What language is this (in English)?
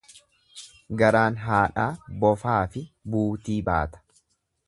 Oromo